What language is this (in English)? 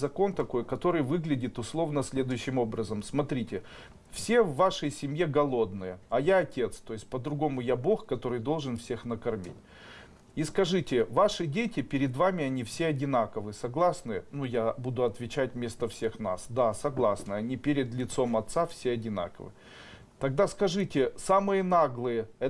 Russian